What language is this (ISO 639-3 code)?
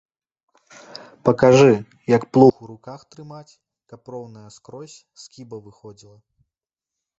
bel